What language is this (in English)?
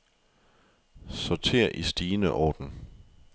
Danish